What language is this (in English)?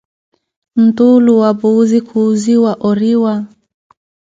Koti